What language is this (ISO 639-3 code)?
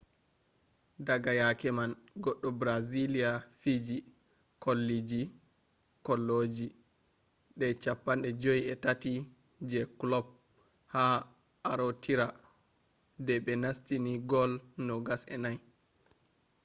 ful